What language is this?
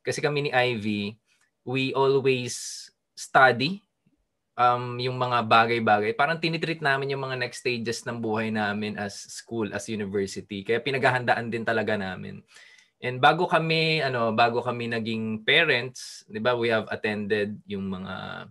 Filipino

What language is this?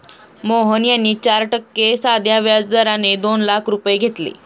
Marathi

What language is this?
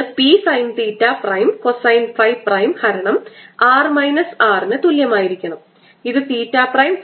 Malayalam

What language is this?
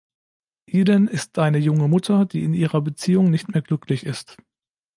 German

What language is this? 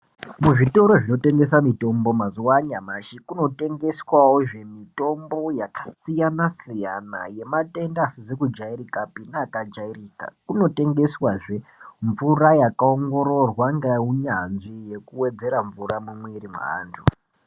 Ndau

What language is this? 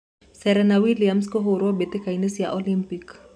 Kikuyu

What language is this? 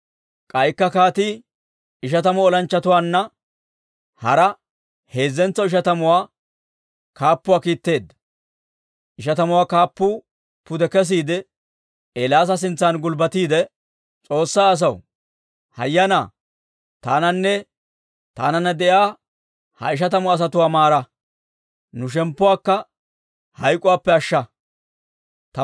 Dawro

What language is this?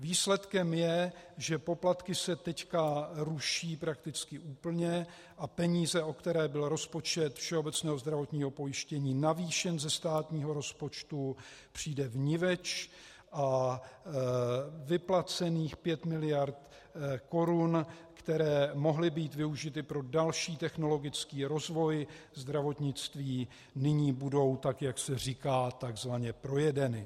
Czech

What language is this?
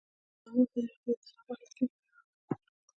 Pashto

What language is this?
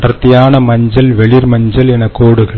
Tamil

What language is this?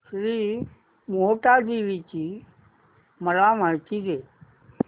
Marathi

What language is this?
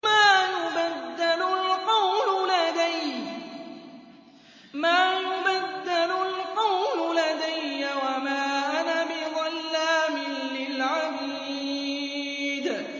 Arabic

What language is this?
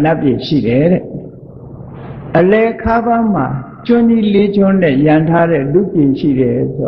Thai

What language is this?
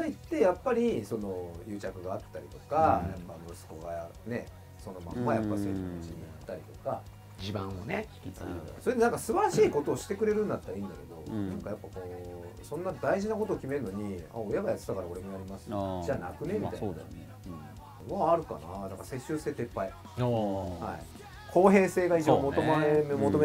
Japanese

